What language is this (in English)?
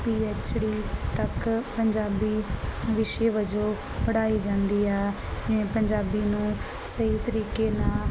Punjabi